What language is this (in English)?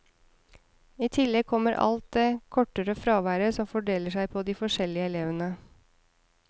Norwegian